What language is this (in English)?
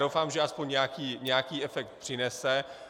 Czech